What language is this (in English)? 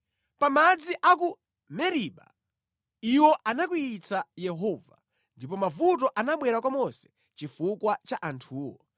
Nyanja